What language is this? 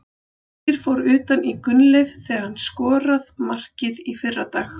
Icelandic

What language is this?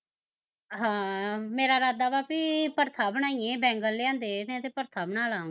Punjabi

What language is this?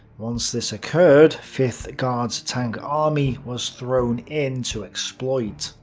English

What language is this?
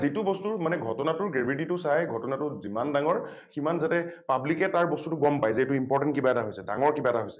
Assamese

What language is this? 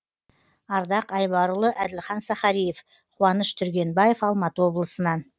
Kazakh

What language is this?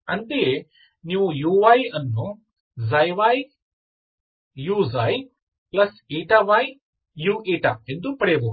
Kannada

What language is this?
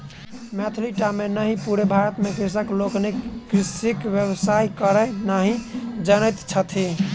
Maithili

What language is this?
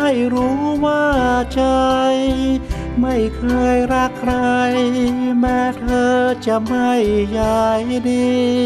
Thai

